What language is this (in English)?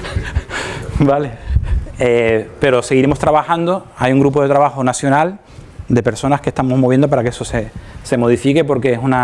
Spanish